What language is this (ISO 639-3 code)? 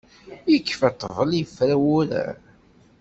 kab